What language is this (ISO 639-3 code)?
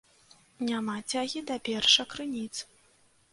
bel